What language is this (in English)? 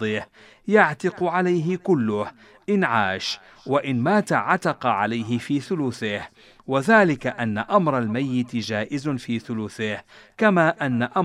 Arabic